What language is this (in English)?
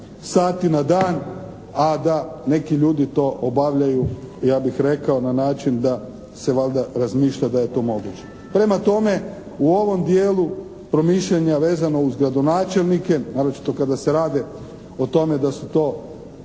Croatian